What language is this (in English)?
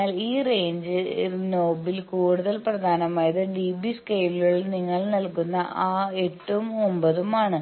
Malayalam